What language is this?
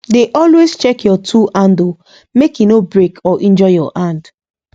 Nigerian Pidgin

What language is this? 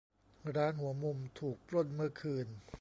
Thai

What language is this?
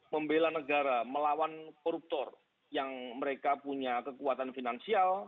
Indonesian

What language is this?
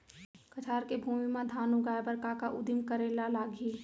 Chhattisgarhi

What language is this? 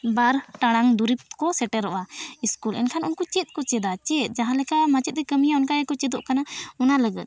Santali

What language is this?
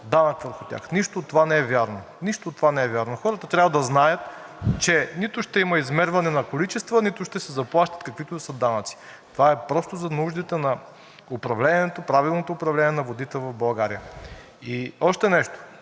Bulgarian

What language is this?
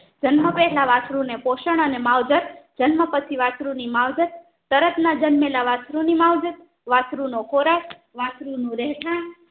Gujarati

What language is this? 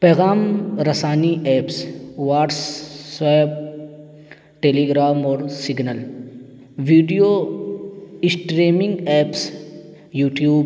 Urdu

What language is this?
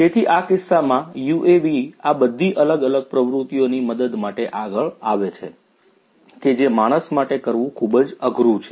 Gujarati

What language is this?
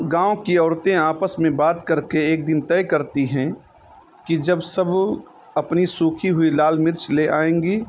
Urdu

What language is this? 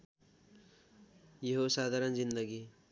Nepali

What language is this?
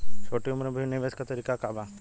Bhojpuri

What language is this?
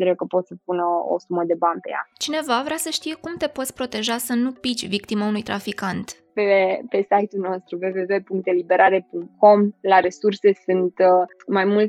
Romanian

